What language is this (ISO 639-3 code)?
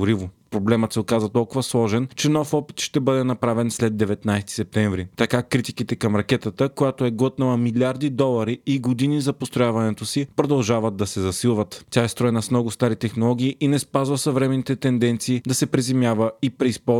bul